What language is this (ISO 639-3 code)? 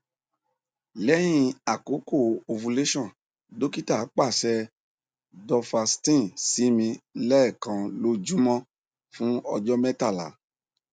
yor